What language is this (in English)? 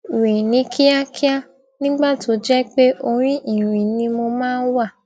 Yoruba